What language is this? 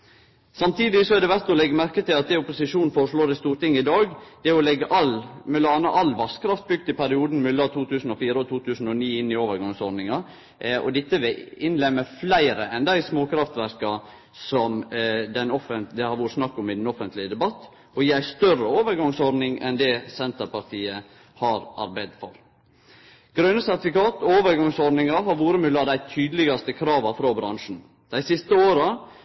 Norwegian Nynorsk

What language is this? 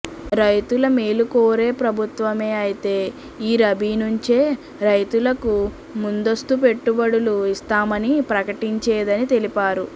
Telugu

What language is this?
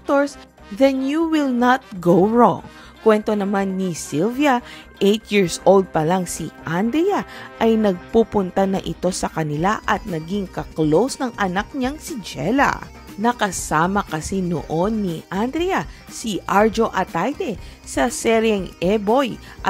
Filipino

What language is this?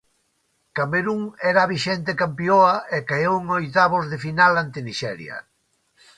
Galician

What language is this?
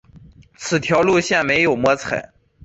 Chinese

